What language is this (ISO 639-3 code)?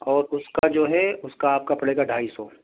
urd